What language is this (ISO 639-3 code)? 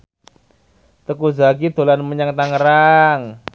jav